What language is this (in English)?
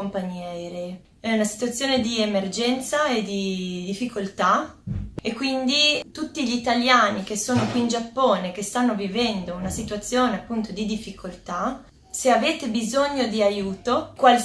Italian